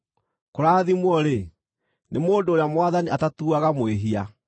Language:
Kikuyu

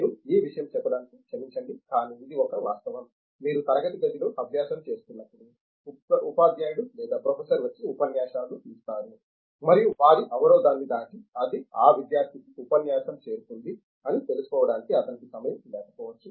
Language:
Telugu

